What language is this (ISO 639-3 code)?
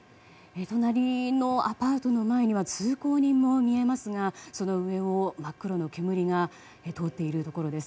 jpn